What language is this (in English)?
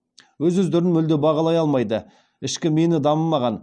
Kazakh